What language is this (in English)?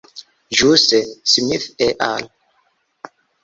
Esperanto